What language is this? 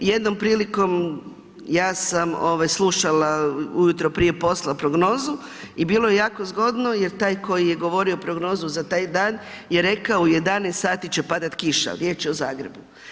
Croatian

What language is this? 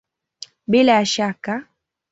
Swahili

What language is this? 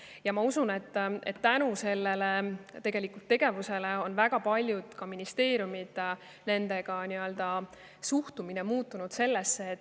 Estonian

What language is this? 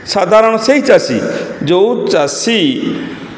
Odia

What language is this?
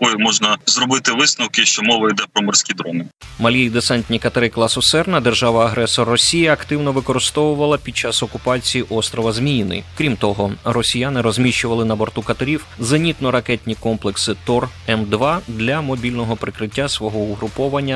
Ukrainian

